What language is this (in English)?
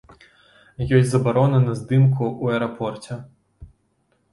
Belarusian